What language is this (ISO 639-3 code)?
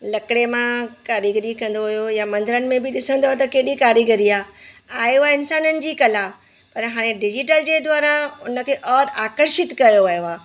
snd